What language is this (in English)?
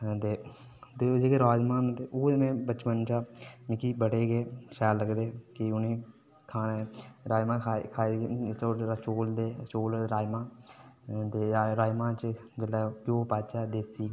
Dogri